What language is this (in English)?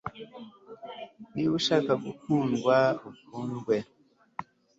Kinyarwanda